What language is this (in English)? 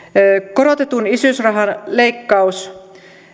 Finnish